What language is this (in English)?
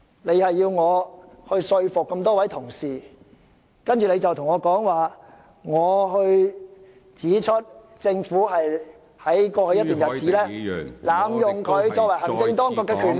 Cantonese